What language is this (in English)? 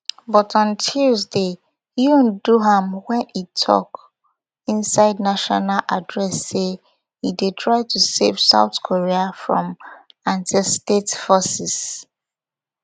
Nigerian Pidgin